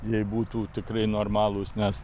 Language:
Lithuanian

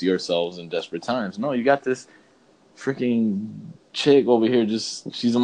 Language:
English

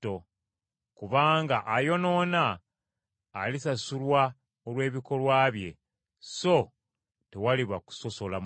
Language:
Ganda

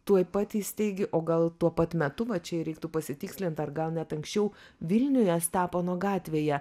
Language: Lithuanian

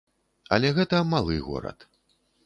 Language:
Belarusian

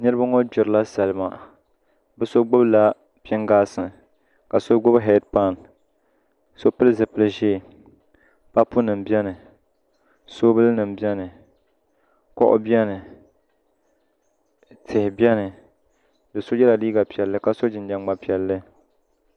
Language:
Dagbani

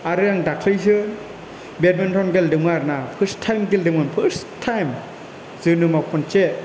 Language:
Bodo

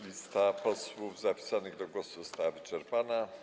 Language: Polish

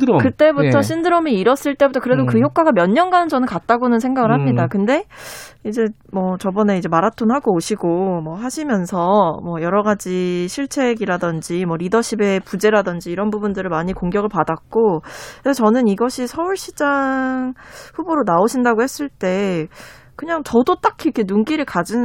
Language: Korean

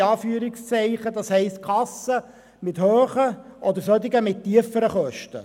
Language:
Swiss German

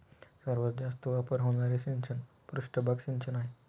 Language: Marathi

